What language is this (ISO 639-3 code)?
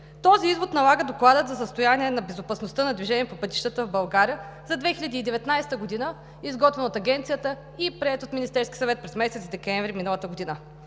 bul